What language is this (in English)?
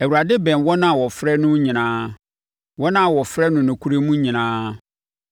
Akan